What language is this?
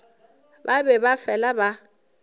Northern Sotho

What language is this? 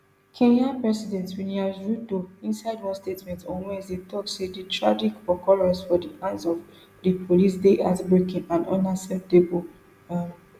Nigerian Pidgin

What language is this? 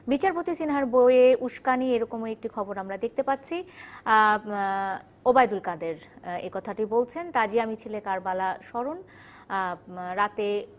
Bangla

